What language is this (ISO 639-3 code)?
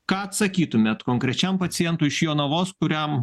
lit